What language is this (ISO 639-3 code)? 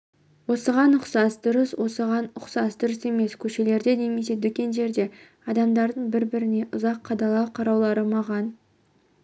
kaz